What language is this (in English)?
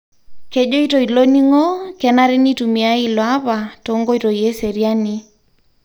Masai